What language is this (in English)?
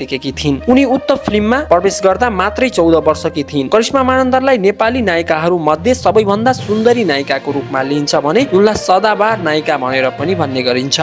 Hindi